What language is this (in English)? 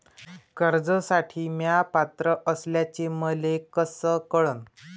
Marathi